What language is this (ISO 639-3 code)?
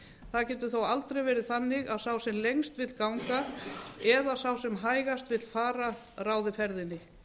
isl